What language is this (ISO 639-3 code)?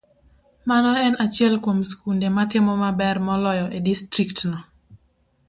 luo